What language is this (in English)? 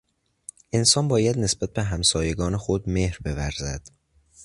Persian